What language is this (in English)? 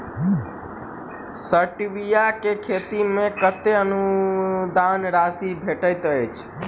Maithili